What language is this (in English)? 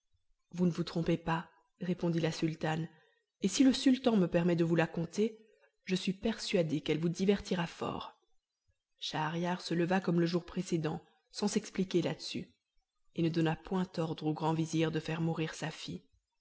French